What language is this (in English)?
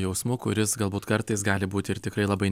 Lithuanian